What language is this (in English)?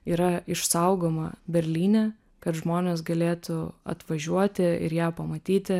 Lithuanian